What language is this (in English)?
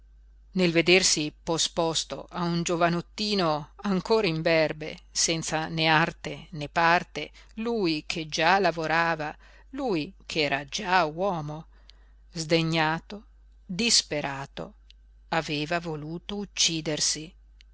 Italian